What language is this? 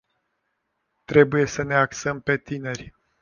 Romanian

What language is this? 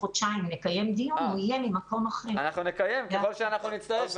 Hebrew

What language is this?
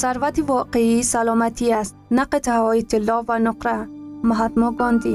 Persian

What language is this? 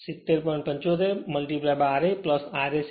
Gujarati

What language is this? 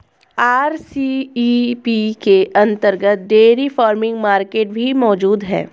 Hindi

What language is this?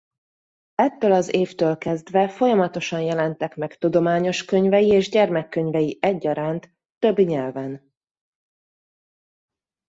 Hungarian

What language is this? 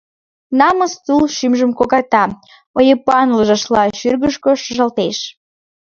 Mari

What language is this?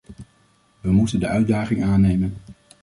Dutch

